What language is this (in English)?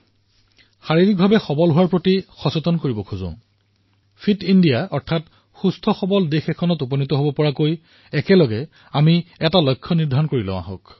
Assamese